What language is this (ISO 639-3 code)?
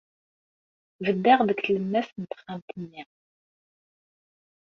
kab